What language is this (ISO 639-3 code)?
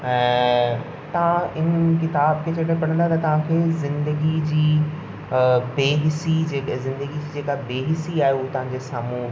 snd